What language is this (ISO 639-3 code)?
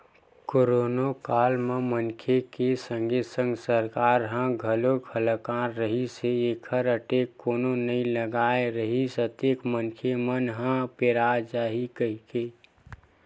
hne